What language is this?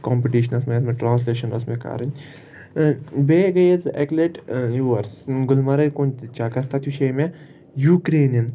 Kashmiri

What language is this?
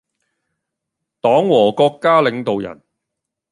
Cantonese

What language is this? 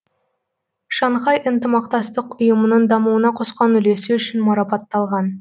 Kazakh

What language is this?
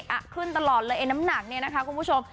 Thai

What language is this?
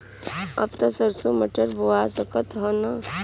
Bhojpuri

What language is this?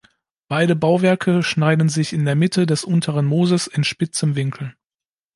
German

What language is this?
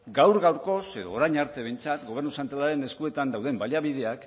Basque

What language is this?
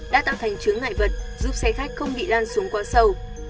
Vietnamese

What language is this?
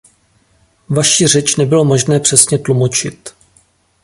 Czech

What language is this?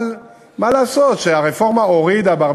Hebrew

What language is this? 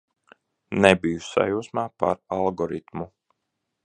Latvian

